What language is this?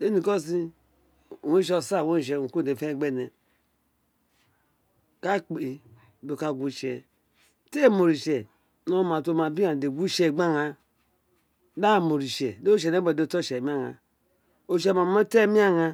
Isekiri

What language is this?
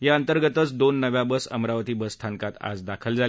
Marathi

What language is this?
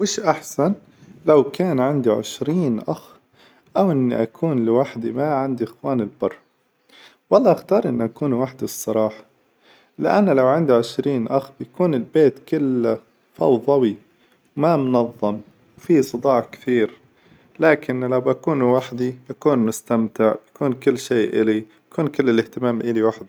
Hijazi Arabic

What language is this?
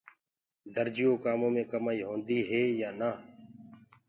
Gurgula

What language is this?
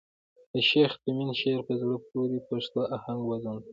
Pashto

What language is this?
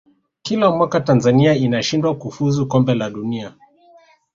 Swahili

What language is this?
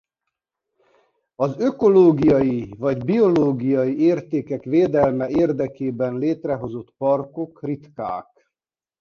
Hungarian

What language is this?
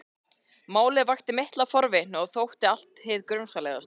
Icelandic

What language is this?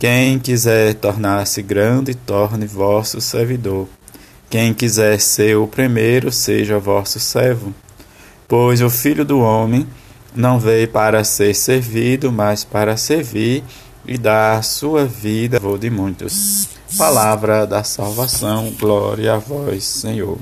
Portuguese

